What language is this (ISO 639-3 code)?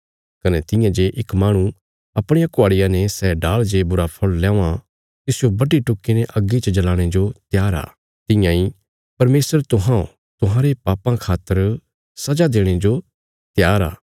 kfs